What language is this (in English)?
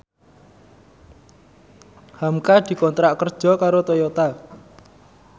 Javanese